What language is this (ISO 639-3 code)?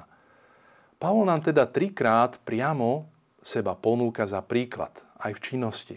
slk